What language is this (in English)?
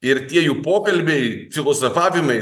Lithuanian